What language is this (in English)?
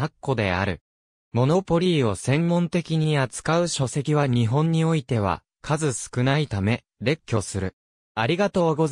Japanese